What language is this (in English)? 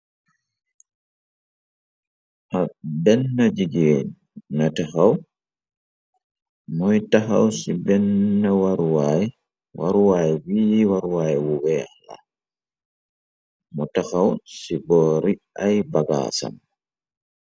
Wolof